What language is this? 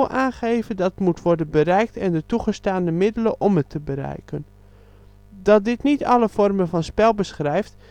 Dutch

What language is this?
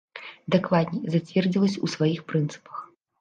Belarusian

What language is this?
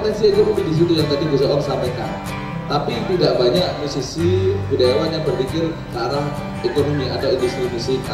Indonesian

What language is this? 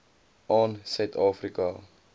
Afrikaans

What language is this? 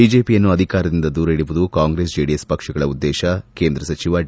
Kannada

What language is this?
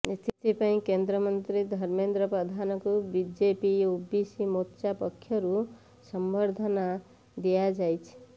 Odia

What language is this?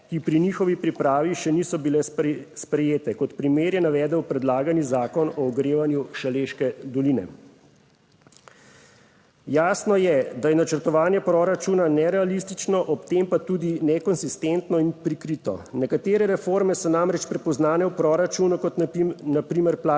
Slovenian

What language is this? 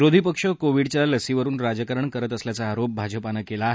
Marathi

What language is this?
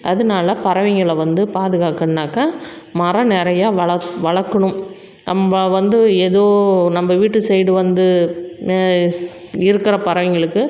Tamil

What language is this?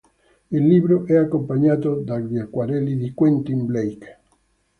Italian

